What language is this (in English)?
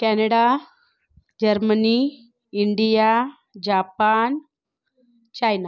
Marathi